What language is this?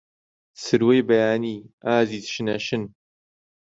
Central Kurdish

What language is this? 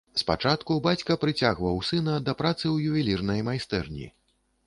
Belarusian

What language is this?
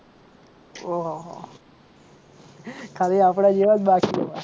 Gujarati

